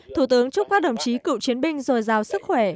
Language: Vietnamese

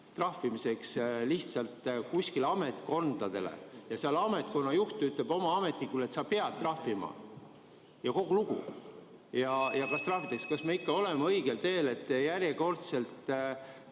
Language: Estonian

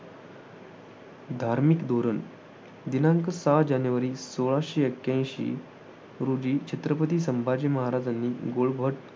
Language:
Marathi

